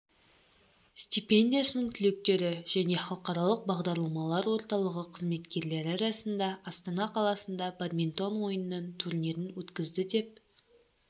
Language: Kazakh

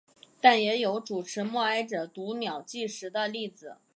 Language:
Chinese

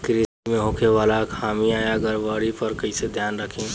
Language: Bhojpuri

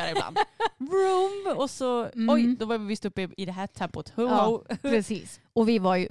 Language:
Swedish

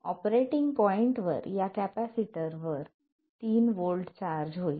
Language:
Marathi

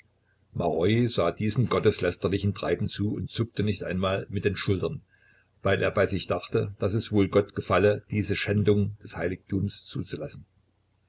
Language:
German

